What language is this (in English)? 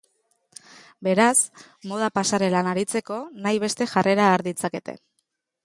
Basque